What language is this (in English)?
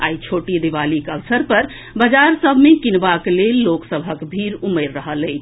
Maithili